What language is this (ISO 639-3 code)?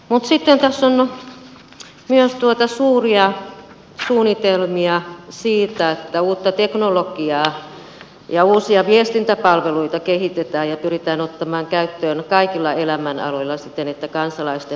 fin